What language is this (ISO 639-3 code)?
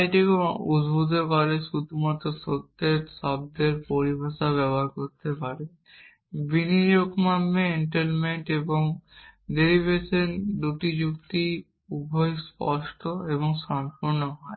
ben